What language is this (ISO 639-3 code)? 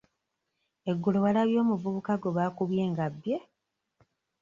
lug